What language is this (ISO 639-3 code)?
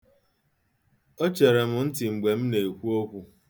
ibo